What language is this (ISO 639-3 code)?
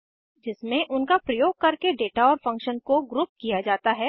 hin